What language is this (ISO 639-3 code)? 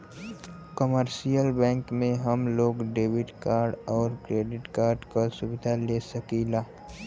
bho